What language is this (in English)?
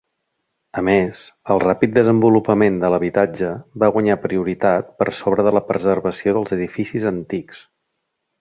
Catalan